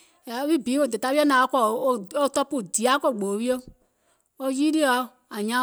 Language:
Gola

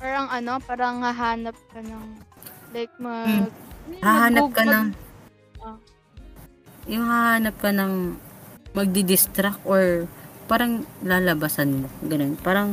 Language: Filipino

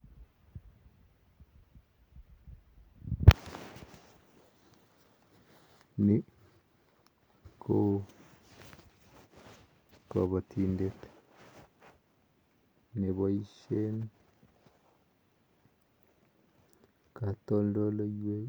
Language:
Kalenjin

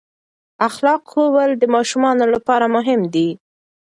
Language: Pashto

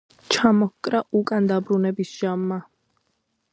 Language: Georgian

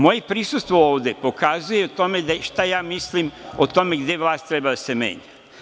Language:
Serbian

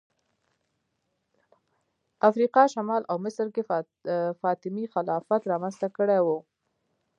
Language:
Pashto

